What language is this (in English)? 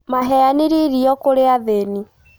Kikuyu